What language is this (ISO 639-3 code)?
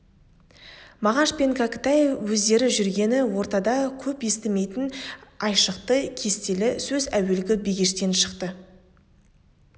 kaz